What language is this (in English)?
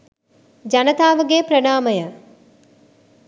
Sinhala